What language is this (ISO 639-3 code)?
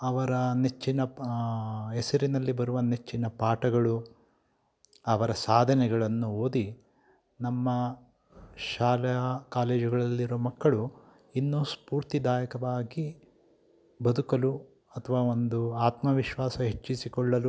kan